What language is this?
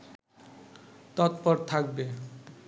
Bangla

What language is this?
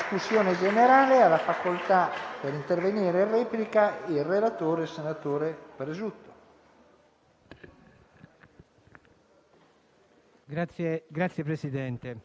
Italian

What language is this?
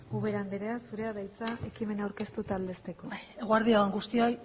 Basque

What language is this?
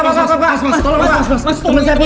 Indonesian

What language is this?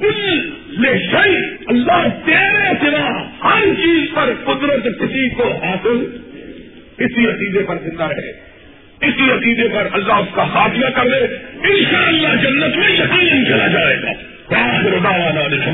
Urdu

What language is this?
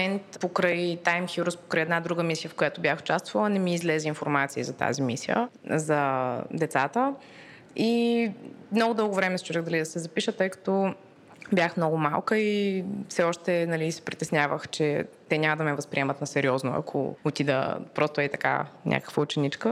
Bulgarian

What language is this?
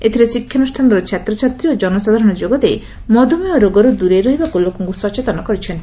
Odia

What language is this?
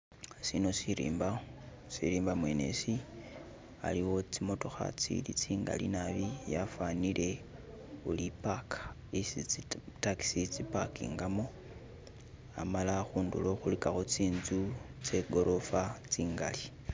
Masaaba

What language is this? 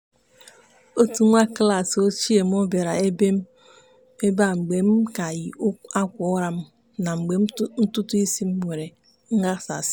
Igbo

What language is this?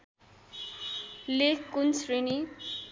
Nepali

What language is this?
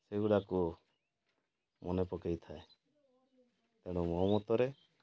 Odia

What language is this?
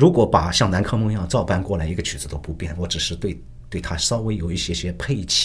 Chinese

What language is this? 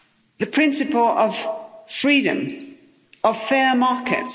English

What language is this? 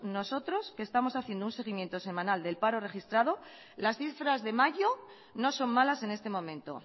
Spanish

